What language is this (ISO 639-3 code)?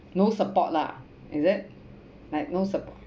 eng